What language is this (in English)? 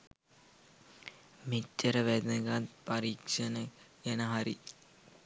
Sinhala